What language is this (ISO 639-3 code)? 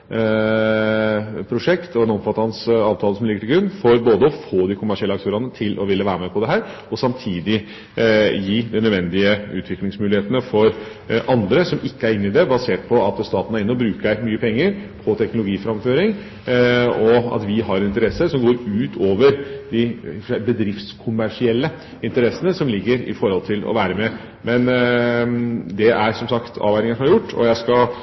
nob